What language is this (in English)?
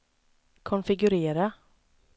Swedish